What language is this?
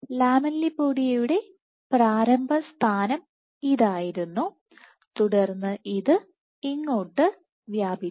Malayalam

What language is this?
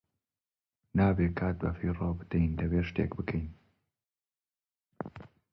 Central Kurdish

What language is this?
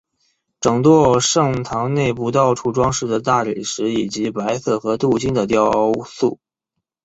Chinese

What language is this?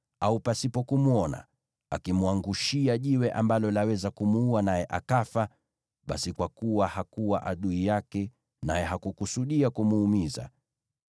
Swahili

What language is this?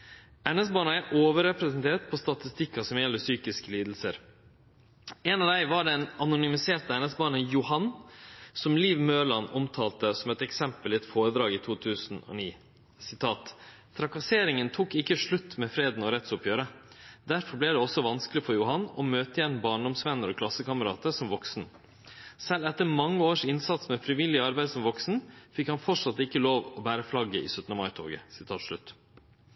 Norwegian Nynorsk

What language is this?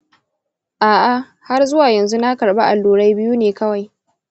Hausa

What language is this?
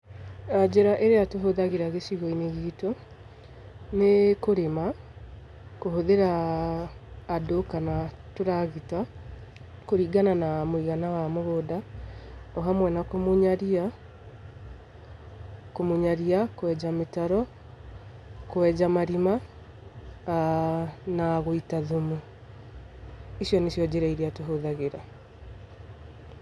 Kikuyu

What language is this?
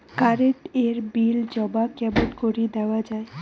Bangla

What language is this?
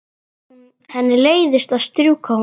Icelandic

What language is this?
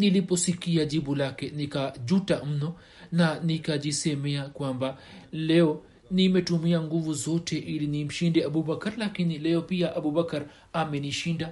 Swahili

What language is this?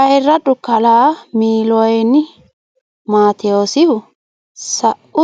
Sidamo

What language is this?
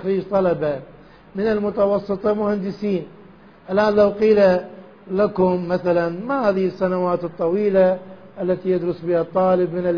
Arabic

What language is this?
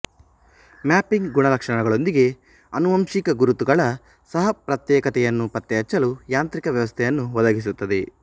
Kannada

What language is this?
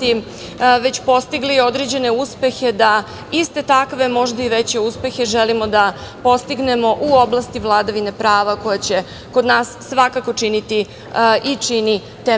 Serbian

